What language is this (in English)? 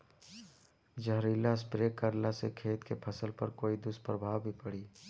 Bhojpuri